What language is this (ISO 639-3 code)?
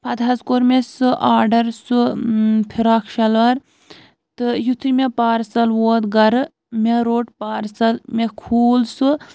kas